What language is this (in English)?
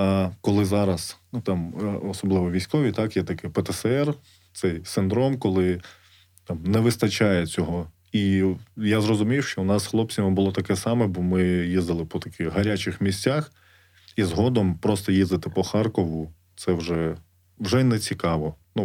Ukrainian